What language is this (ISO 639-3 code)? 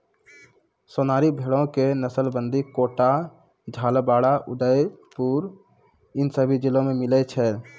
mai